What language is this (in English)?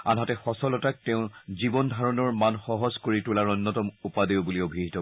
Assamese